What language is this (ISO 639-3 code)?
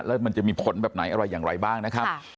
tha